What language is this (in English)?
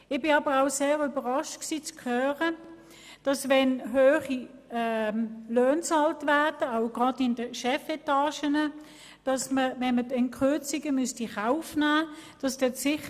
Swiss German